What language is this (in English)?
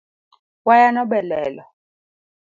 Luo (Kenya and Tanzania)